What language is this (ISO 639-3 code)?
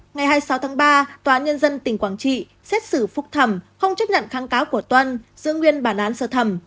vie